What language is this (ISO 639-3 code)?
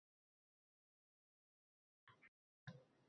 uzb